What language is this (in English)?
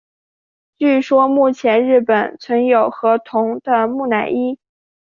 Chinese